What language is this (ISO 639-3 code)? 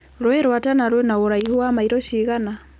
kik